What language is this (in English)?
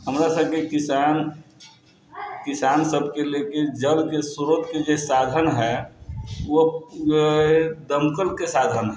Maithili